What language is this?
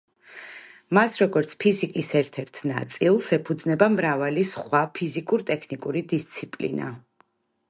Georgian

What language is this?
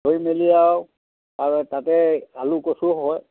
Assamese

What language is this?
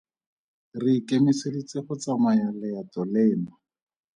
Tswana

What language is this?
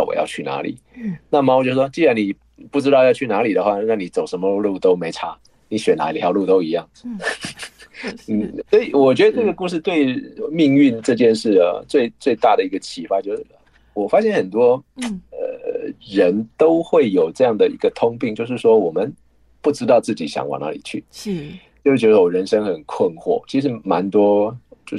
Chinese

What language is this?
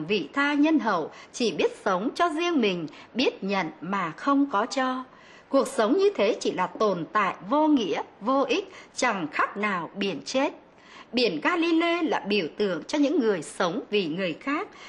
Vietnamese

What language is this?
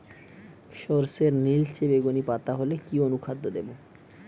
Bangla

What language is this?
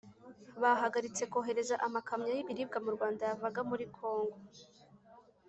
Kinyarwanda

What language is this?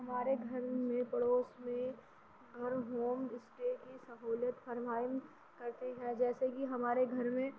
Urdu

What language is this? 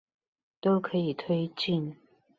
Chinese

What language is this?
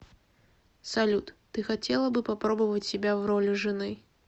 Russian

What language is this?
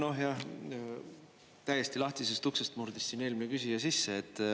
Estonian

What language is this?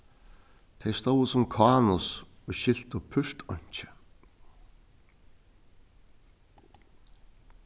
Faroese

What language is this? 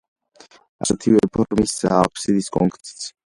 Georgian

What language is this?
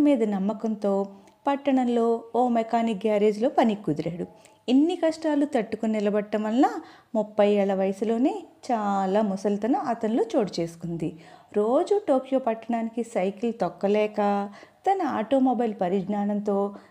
Telugu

